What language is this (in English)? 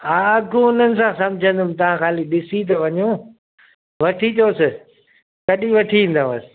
Sindhi